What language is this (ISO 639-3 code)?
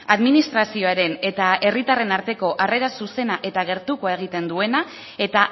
eus